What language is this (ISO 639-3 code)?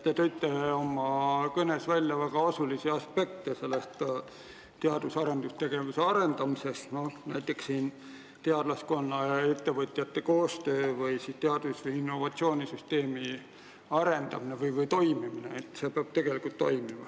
est